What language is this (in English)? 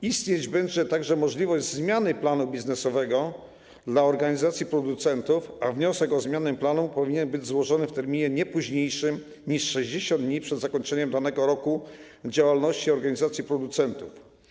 Polish